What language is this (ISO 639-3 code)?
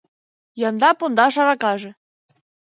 chm